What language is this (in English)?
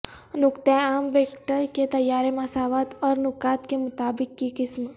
Urdu